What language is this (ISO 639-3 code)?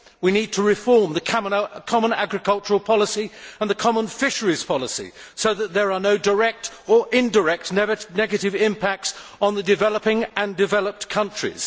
eng